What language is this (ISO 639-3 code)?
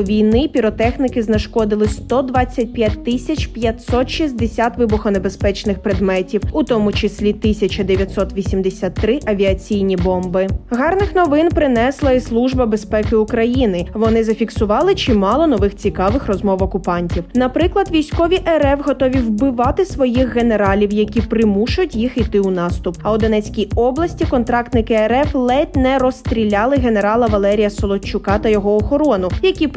ukr